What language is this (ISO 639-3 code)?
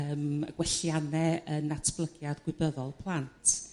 cym